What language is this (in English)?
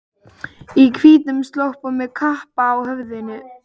Icelandic